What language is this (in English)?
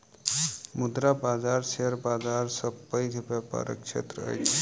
Maithili